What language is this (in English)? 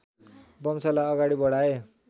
Nepali